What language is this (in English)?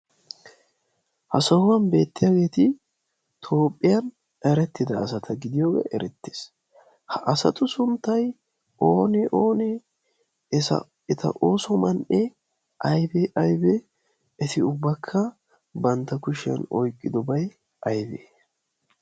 Wolaytta